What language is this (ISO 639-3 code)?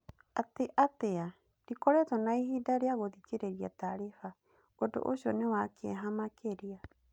kik